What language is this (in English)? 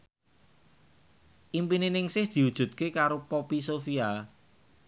Javanese